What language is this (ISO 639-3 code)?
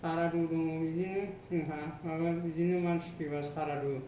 brx